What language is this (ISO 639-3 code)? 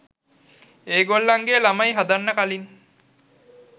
sin